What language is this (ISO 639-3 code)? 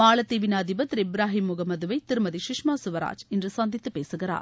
tam